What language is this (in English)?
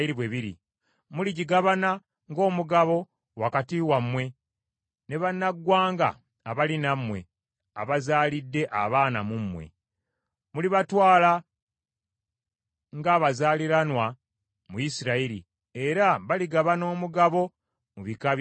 Ganda